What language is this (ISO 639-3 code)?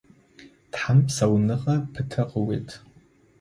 ady